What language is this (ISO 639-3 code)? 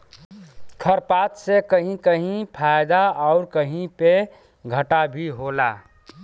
bho